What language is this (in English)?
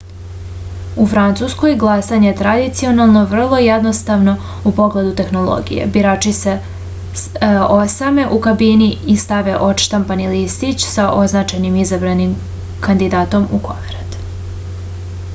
Serbian